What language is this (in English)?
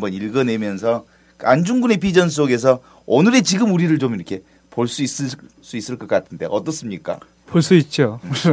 Korean